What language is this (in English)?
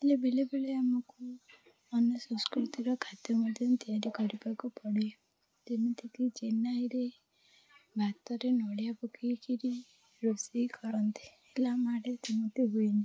Odia